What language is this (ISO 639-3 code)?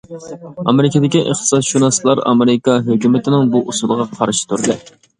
uig